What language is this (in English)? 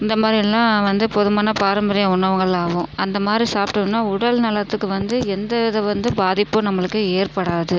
Tamil